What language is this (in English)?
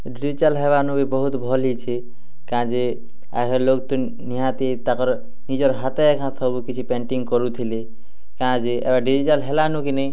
Odia